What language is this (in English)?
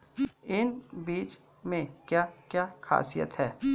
Hindi